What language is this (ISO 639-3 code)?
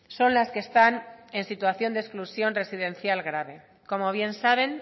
spa